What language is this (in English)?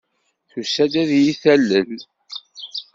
Kabyle